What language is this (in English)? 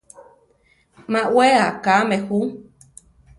Central Tarahumara